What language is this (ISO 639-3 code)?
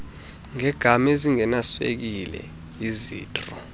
xho